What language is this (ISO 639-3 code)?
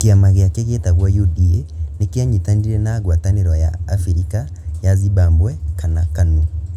kik